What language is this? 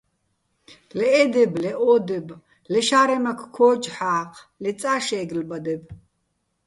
Bats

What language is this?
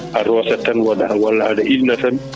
Fula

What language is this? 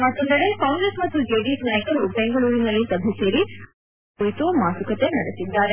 Kannada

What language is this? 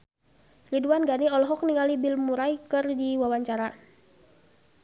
Sundanese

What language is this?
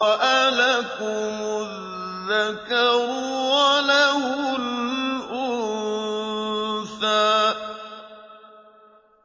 Arabic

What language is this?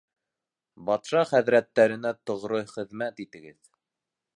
Bashkir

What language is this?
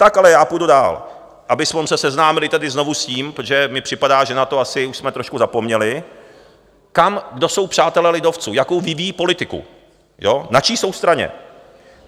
Czech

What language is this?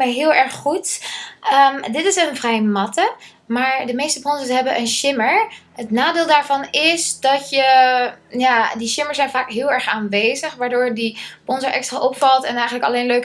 Dutch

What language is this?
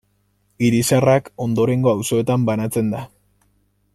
Basque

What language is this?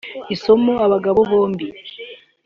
Kinyarwanda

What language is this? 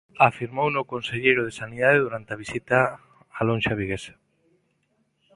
Galician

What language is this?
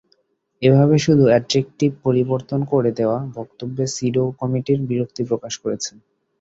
Bangla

